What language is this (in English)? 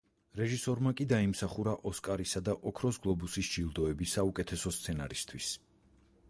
Georgian